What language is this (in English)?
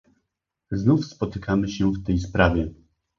Polish